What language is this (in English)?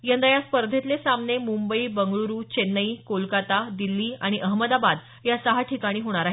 Marathi